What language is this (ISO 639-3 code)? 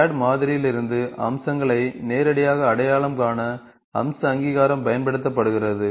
tam